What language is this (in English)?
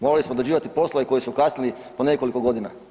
Croatian